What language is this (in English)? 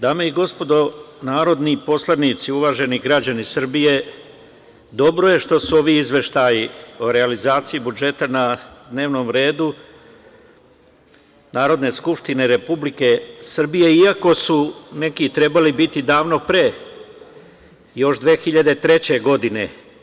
Serbian